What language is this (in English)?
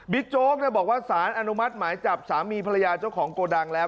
Thai